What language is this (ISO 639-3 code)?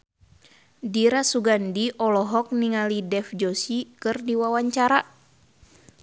sun